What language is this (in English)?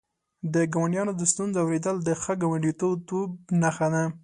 Pashto